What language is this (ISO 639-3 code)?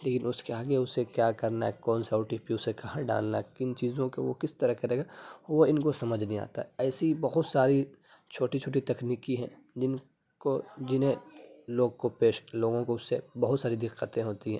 urd